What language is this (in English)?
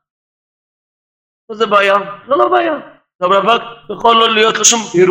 Hebrew